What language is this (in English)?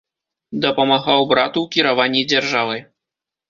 Belarusian